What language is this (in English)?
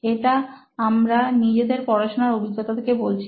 Bangla